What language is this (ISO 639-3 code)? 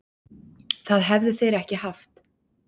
isl